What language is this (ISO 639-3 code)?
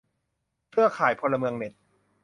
tha